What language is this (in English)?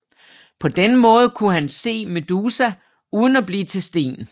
Danish